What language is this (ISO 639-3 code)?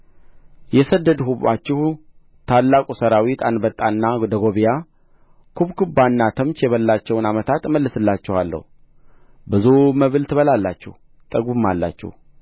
amh